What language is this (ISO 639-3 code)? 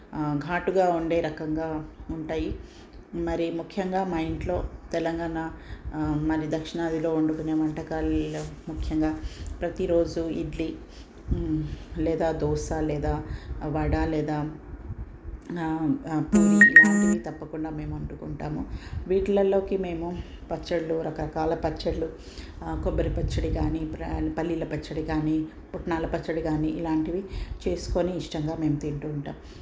tel